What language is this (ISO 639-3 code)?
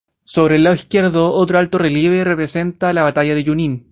spa